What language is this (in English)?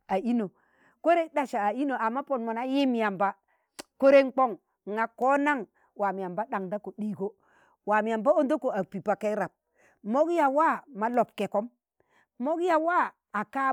Tangale